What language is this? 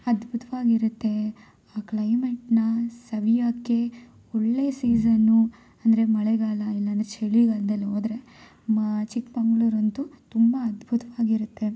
Kannada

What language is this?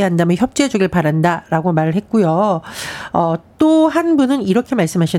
Korean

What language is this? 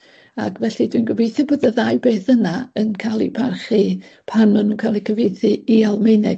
Welsh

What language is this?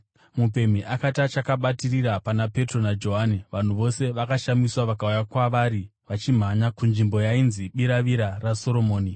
Shona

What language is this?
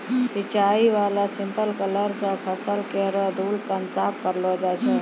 Maithili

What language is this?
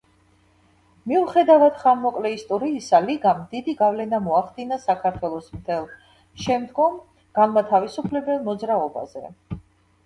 Georgian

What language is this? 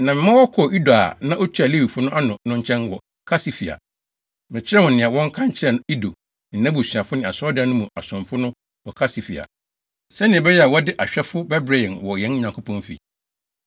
Akan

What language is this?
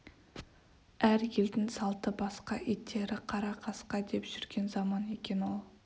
Kazakh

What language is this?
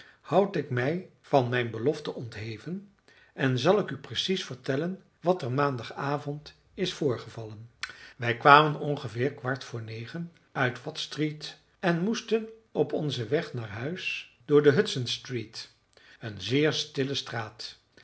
Dutch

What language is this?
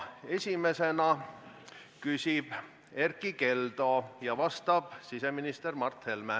Estonian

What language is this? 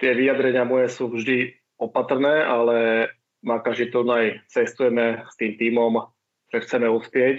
Slovak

